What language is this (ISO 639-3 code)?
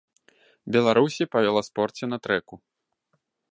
bel